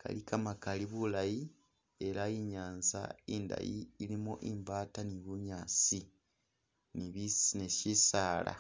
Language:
Masaaba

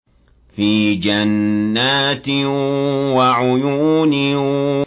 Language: Arabic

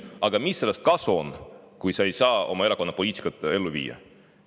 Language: Estonian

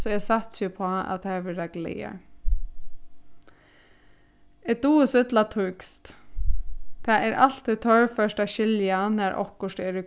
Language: Faroese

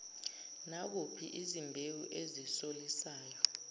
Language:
Zulu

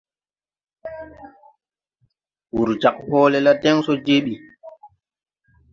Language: Tupuri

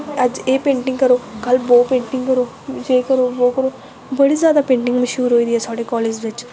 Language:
Dogri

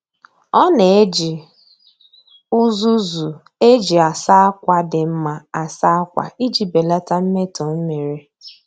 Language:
Igbo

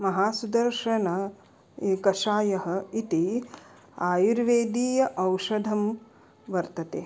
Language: Sanskrit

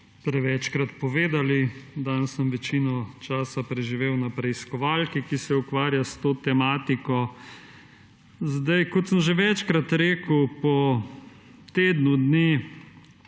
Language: Slovenian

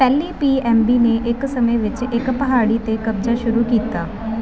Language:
Punjabi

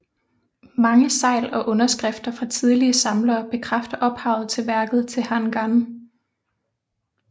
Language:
Danish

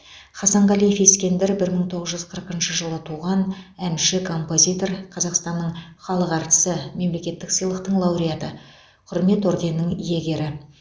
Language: Kazakh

